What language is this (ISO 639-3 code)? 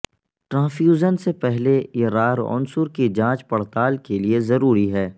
urd